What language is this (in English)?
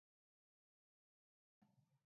Urdu